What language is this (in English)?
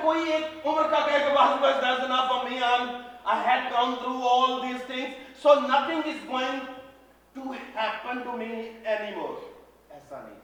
Urdu